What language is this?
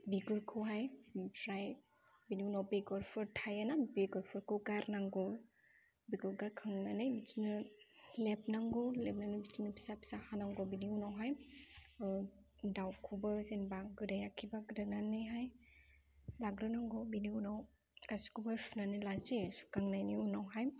Bodo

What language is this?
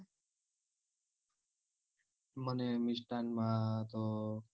Gujarati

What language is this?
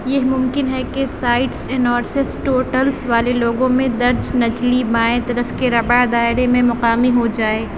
Urdu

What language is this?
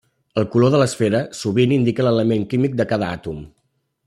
Catalan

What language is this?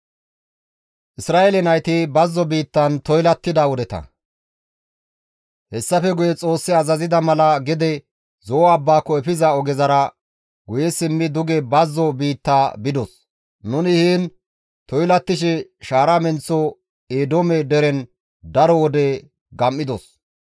Gamo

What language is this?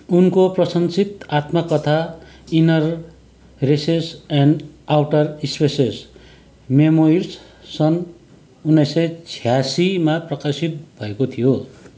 Nepali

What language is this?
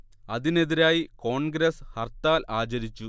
Malayalam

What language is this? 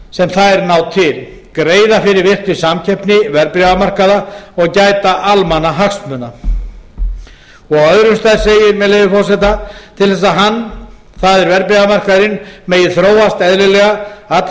Icelandic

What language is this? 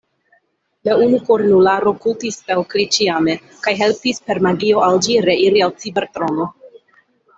Esperanto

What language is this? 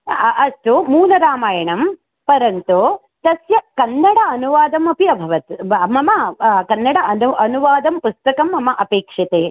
Sanskrit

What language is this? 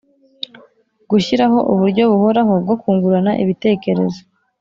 Kinyarwanda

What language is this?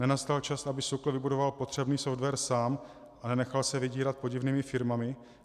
Czech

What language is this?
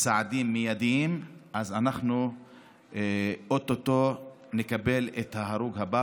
Hebrew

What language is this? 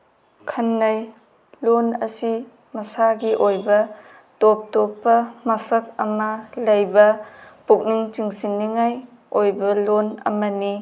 Manipuri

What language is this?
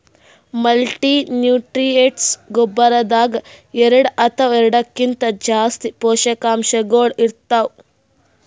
Kannada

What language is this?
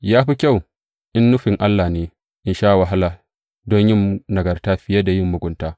Hausa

